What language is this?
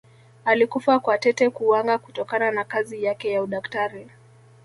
Swahili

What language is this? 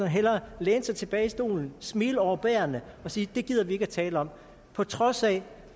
Danish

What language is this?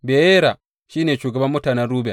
Hausa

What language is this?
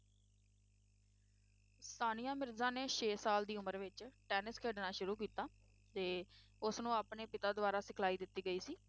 Punjabi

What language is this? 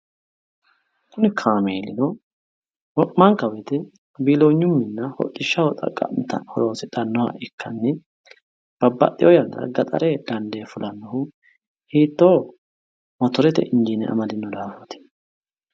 Sidamo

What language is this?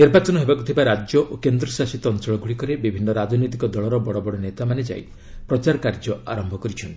Odia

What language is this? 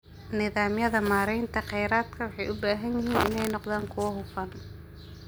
Somali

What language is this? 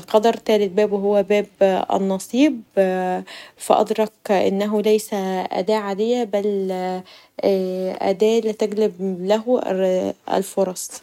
Egyptian Arabic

